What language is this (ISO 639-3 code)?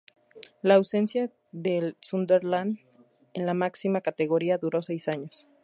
spa